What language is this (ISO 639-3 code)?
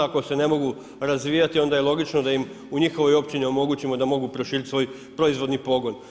hrv